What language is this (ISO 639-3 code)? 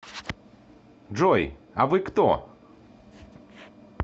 rus